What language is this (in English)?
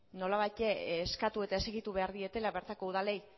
Basque